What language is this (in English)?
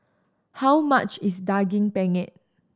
English